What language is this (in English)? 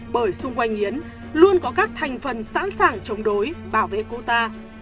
Vietnamese